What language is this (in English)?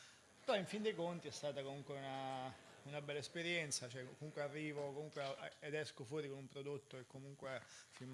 Italian